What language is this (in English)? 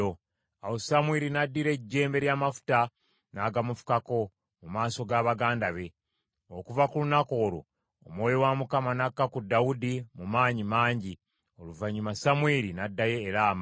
Ganda